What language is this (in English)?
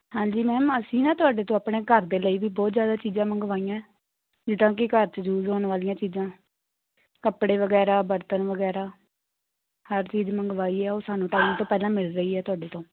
Punjabi